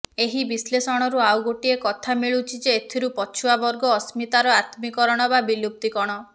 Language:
Odia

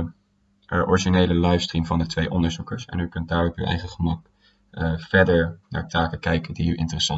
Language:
Dutch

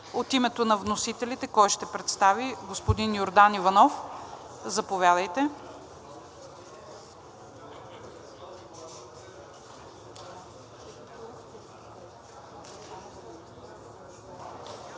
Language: Bulgarian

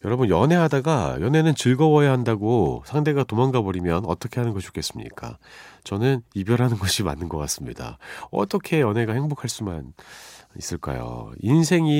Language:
Korean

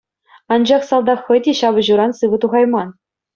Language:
Chuvash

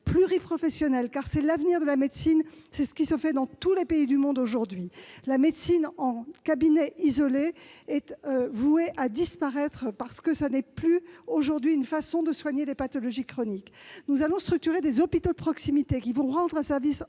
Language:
French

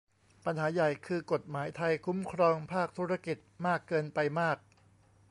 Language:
Thai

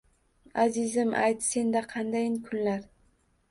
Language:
Uzbek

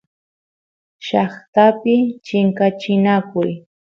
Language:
Santiago del Estero Quichua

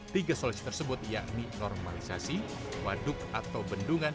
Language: Indonesian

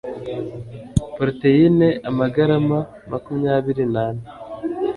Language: Kinyarwanda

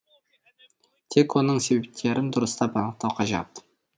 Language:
Kazakh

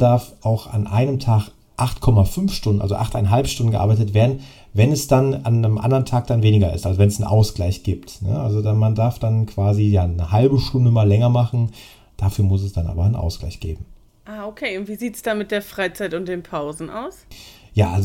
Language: German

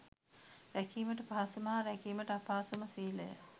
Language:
Sinhala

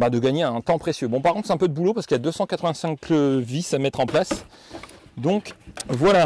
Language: French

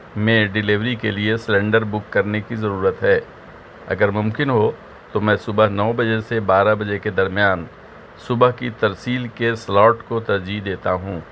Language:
Urdu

